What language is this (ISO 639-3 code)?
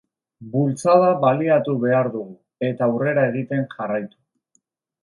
eus